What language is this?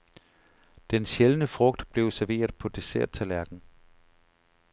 Danish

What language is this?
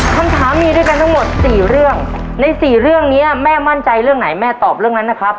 Thai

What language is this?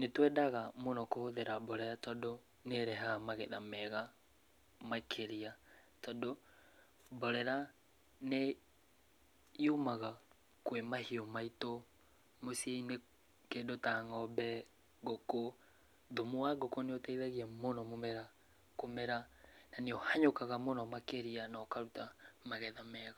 Kikuyu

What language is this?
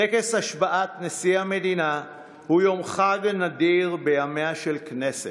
Hebrew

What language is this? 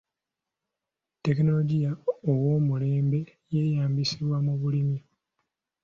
Ganda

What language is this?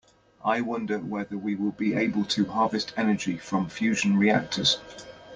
English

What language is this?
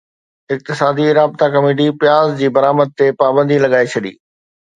Sindhi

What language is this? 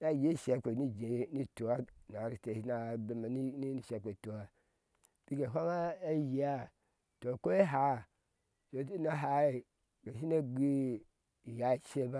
Ashe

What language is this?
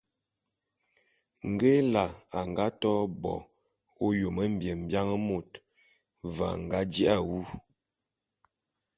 Bulu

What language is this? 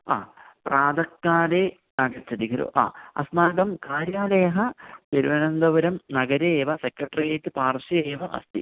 Sanskrit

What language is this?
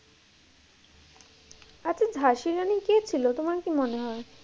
Bangla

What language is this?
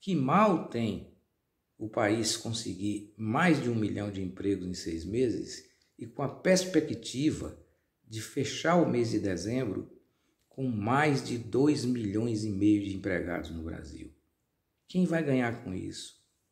Portuguese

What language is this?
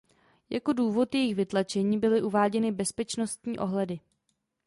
Czech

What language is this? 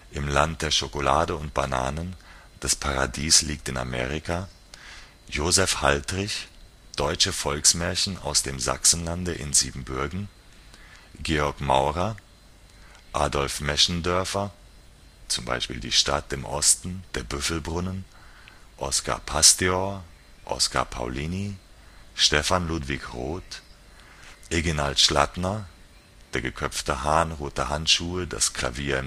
German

